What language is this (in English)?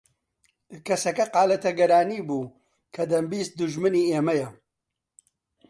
Central Kurdish